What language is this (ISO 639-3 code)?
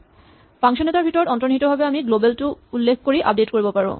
asm